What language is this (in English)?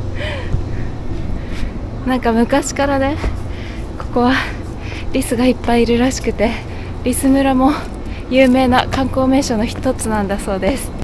Japanese